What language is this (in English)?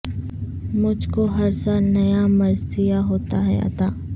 Urdu